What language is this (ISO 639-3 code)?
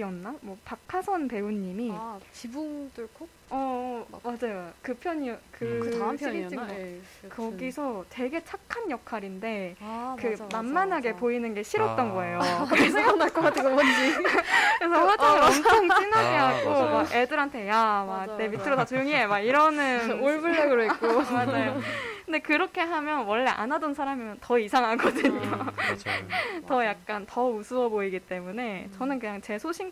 kor